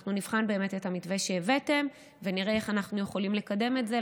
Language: Hebrew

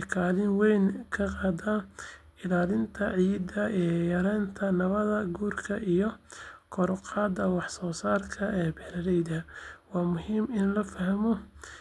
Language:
Somali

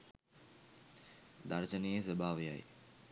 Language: Sinhala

